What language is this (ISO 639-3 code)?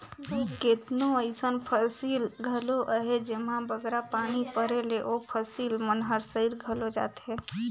hne